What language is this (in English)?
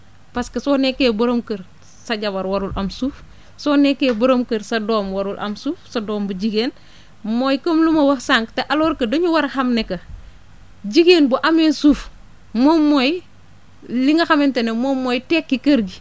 Wolof